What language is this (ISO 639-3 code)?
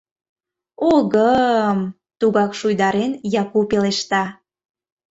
chm